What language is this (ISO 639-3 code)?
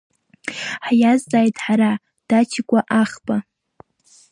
abk